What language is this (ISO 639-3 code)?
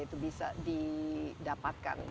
ind